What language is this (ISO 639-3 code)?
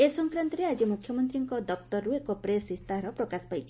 ori